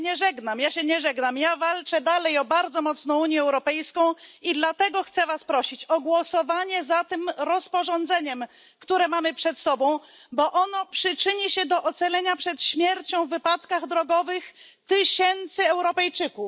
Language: Polish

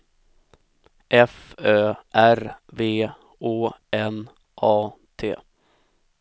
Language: Swedish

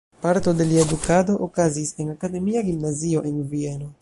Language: Esperanto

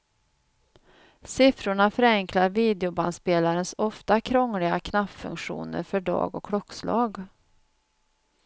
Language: Swedish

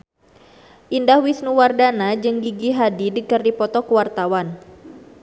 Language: Sundanese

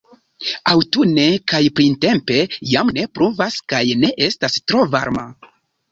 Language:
Esperanto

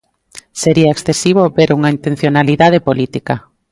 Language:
Galician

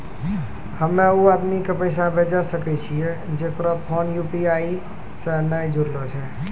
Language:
Maithili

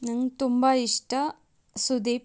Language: Kannada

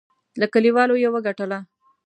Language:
Pashto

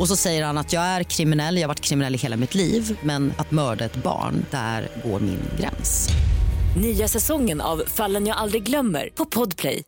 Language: Swedish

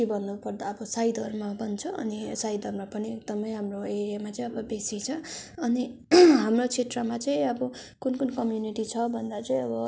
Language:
Nepali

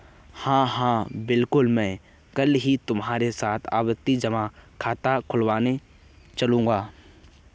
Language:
Hindi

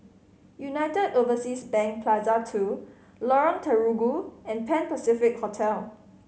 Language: English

